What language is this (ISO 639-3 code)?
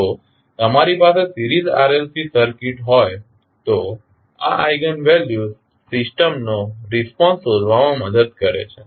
guj